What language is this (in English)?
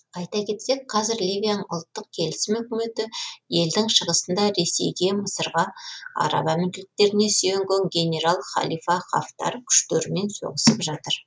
Kazakh